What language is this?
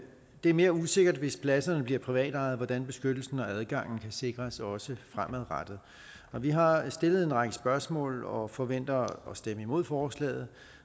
Danish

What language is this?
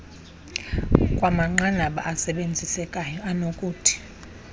Xhosa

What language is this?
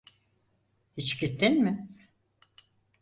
Turkish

